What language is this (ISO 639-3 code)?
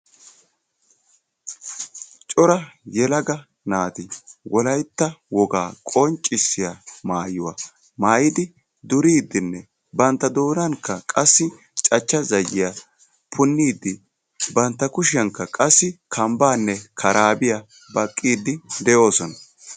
wal